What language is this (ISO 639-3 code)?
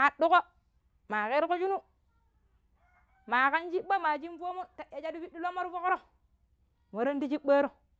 pip